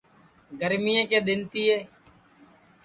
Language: Sansi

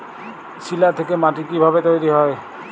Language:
Bangla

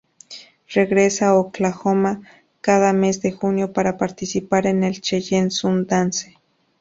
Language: Spanish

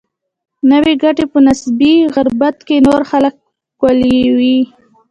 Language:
Pashto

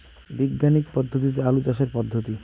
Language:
Bangla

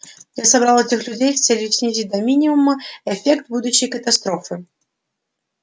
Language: Russian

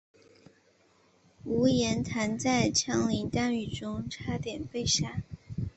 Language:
Chinese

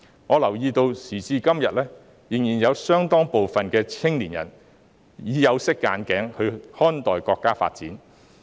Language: Cantonese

